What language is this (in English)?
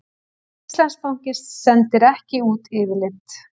Icelandic